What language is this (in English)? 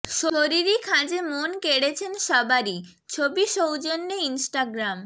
Bangla